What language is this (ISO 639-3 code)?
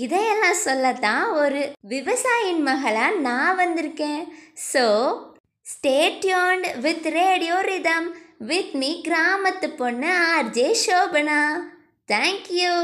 tam